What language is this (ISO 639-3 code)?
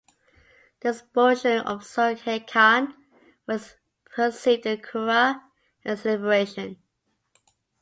eng